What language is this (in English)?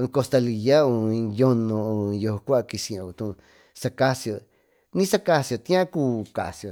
Tututepec Mixtec